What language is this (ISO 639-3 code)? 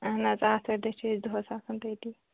kas